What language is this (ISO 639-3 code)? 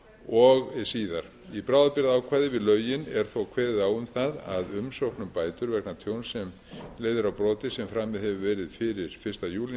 isl